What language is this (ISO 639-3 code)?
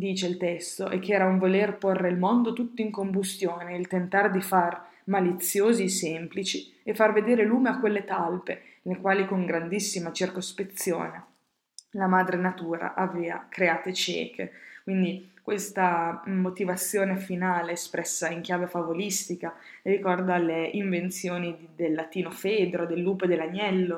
ita